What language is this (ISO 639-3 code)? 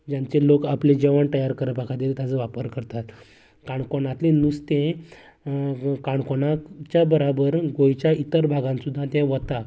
kok